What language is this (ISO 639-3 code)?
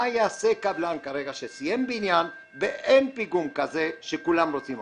heb